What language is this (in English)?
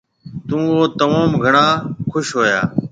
Marwari (Pakistan)